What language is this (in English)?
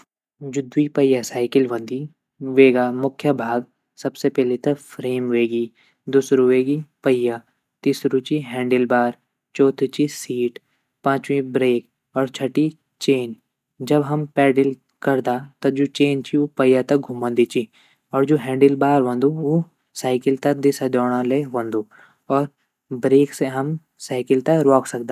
Garhwali